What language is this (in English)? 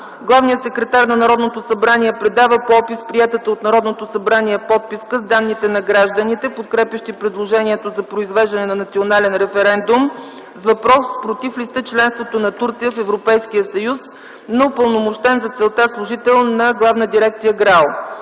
Bulgarian